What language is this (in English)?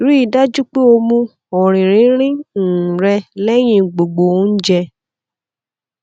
Yoruba